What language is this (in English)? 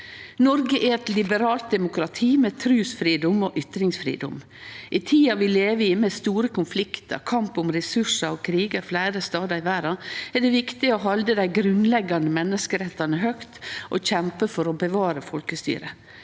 Norwegian